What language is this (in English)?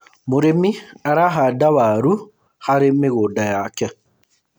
Kikuyu